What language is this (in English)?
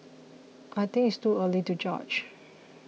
English